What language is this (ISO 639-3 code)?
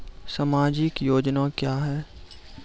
mai